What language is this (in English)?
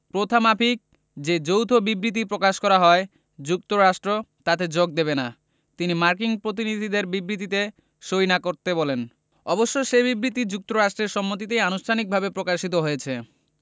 Bangla